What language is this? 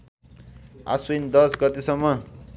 Nepali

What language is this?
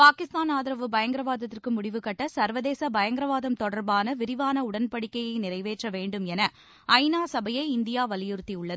Tamil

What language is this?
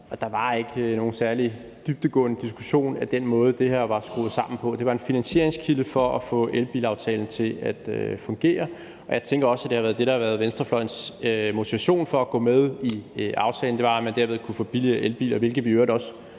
Danish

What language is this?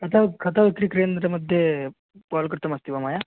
Sanskrit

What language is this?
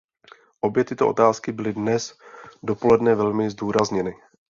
Czech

